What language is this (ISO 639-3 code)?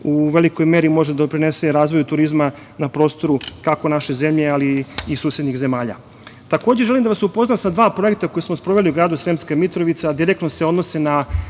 srp